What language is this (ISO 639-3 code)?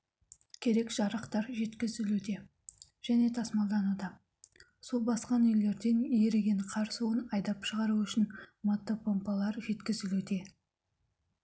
kaz